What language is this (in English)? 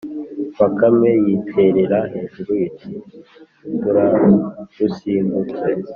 Kinyarwanda